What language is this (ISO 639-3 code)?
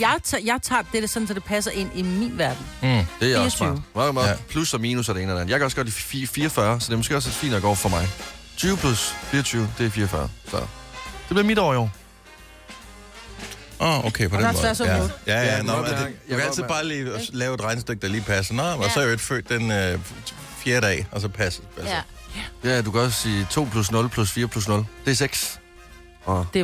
dan